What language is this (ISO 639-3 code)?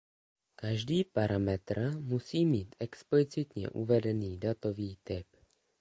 ces